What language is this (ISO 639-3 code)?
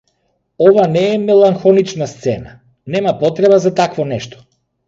mkd